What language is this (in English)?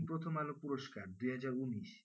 Bangla